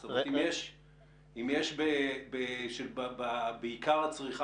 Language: Hebrew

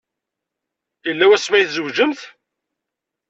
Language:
Kabyle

